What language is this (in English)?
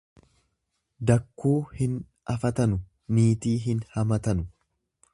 Oromo